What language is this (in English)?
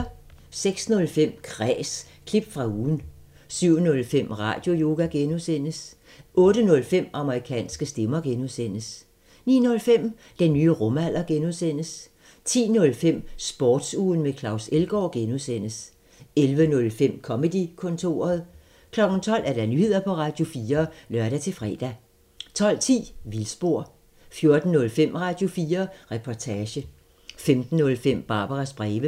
Danish